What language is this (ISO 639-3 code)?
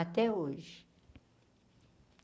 por